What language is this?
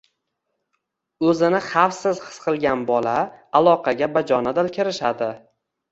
Uzbek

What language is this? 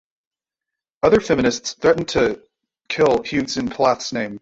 English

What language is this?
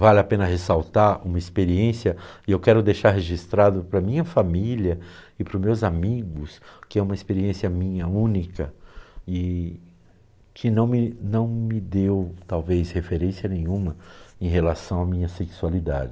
Portuguese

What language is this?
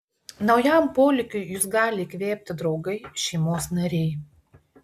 Lithuanian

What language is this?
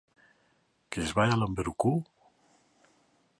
Galician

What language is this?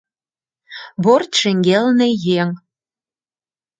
Mari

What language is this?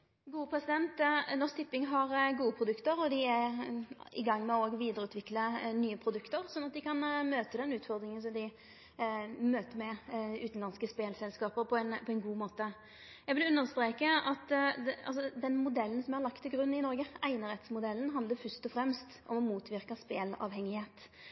Norwegian Nynorsk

